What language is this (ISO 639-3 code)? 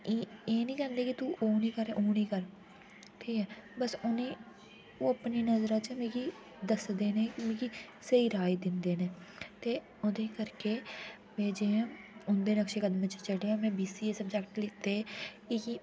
doi